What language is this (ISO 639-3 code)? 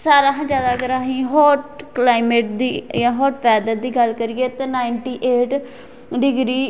doi